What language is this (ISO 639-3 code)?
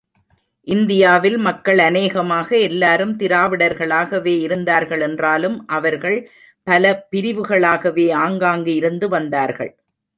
tam